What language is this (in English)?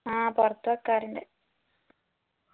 Malayalam